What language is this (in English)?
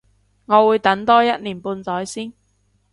Cantonese